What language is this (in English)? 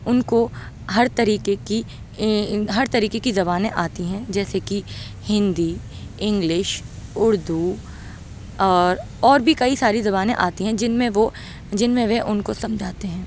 Urdu